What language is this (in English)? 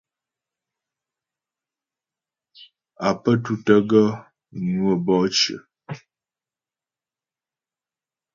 Ghomala